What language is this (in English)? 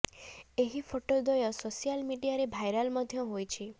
Odia